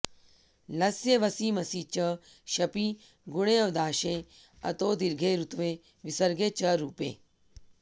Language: Sanskrit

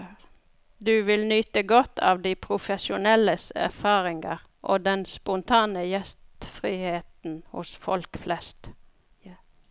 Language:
Norwegian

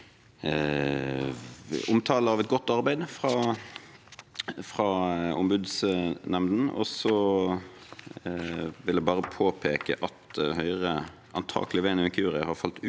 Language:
Norwegian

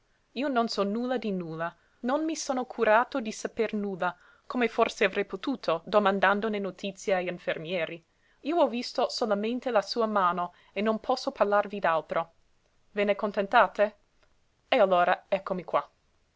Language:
Italian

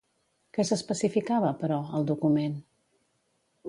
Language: Catalan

